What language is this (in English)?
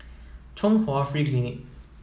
English